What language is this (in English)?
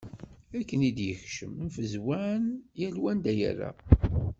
Kabyle